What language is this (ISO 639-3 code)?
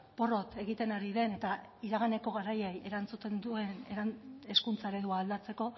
eus